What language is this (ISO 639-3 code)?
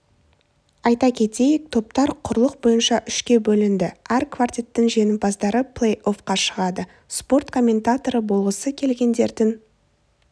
kaz